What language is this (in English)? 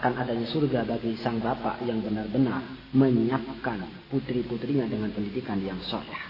Indonesian